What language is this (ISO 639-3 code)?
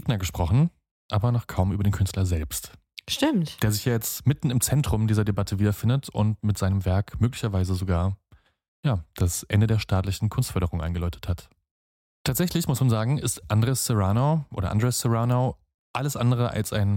deu